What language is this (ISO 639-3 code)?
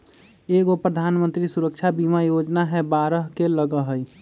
mag